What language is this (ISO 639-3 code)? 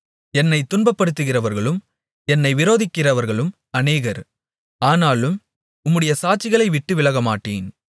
tam